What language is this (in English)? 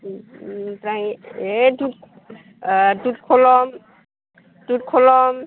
Bodo